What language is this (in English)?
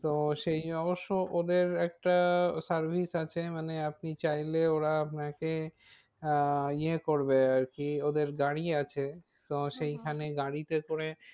Bangla